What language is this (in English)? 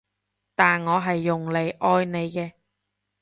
Cantonese